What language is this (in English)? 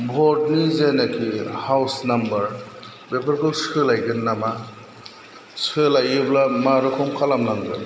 Bodo